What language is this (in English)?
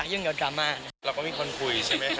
Thai